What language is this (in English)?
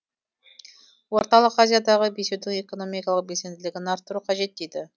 Kazakh